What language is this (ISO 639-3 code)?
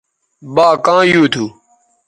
btv